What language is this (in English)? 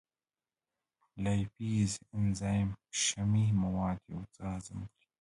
Pashto